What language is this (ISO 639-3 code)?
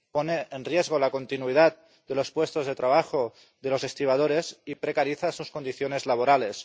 spa